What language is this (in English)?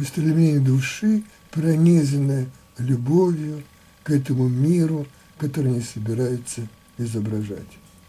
Russian